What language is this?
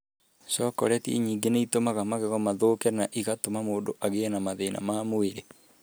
Kikuyu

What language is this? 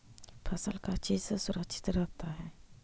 Magahi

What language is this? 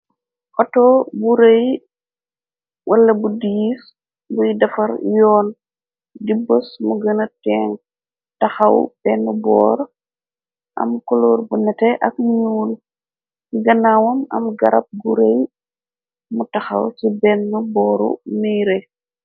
Wolof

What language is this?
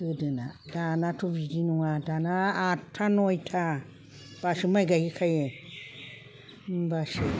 Bodo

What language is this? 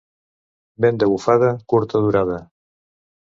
Catalan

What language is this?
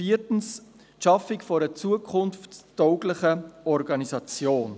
Swiss German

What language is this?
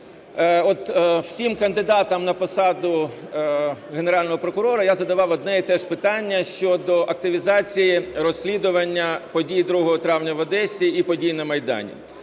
Ukrainian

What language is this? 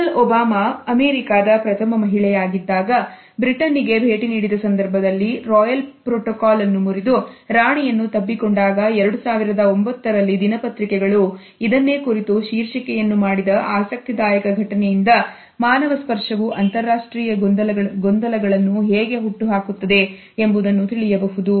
Kannada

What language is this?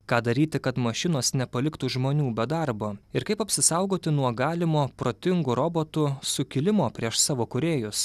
Lithuanian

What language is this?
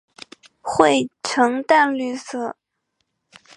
Chinese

